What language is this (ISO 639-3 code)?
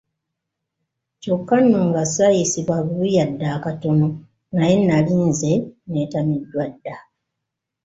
lug